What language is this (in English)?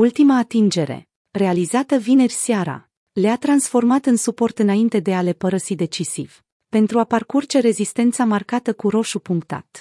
Romanian